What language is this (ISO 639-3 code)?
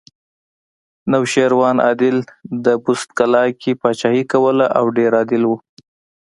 pus